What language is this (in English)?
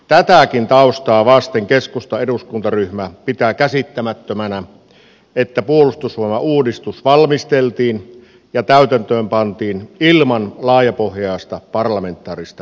Finnish